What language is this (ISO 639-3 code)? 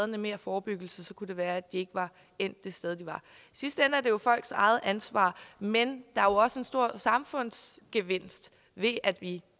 dan